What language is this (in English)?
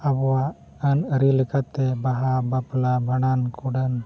Santali